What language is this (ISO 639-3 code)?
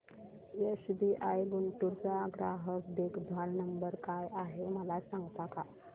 mar